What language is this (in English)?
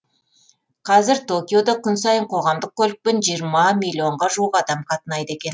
Kazakh